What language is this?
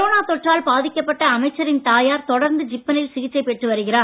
Tamil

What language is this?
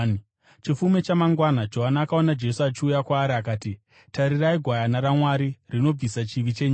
Shona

